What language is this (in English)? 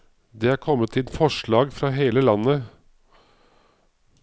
Norwegian